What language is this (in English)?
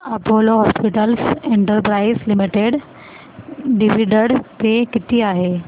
Marathi